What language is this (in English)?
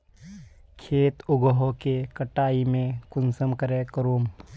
Magahi